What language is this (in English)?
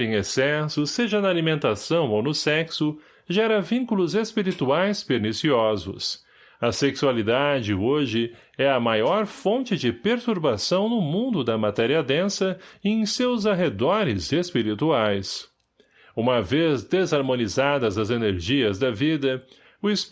Portuguese